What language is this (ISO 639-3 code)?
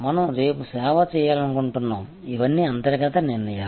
tel